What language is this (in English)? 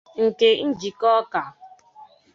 Igbo